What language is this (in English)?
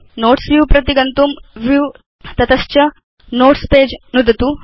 Sanskrit